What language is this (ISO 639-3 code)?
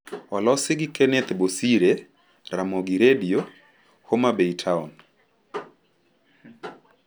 luo